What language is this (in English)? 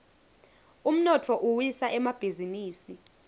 Swati